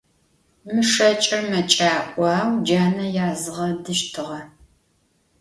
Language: Adyghe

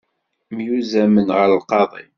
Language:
Kabyle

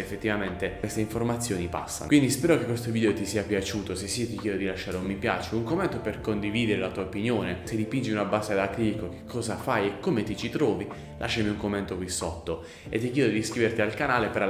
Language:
Italian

